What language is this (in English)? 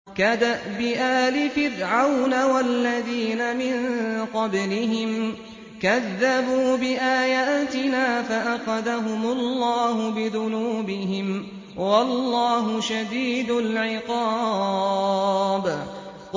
Arabic